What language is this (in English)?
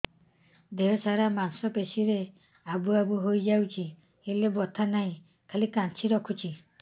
Odia